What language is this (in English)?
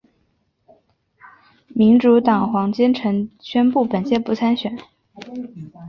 Chinese